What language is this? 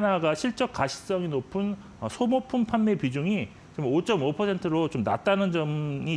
Korean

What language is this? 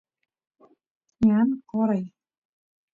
Santiago del Estero Quichua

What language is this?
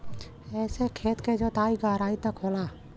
Bhojpuri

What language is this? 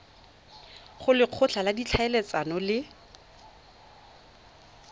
Tswana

